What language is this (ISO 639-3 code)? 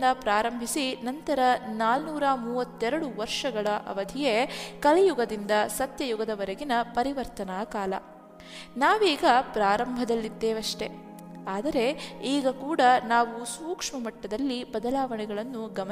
kan